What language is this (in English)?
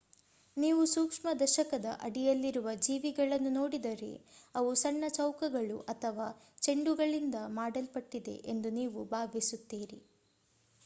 Kannada